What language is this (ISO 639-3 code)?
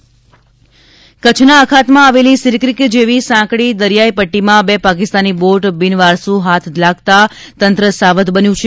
guj